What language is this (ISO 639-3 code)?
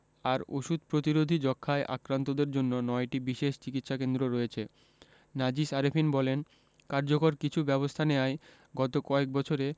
ben